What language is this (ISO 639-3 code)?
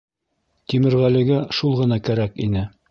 bak